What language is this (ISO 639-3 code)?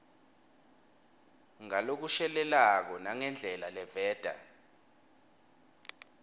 ssw